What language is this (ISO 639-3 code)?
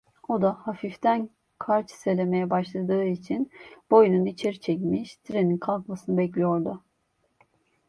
tur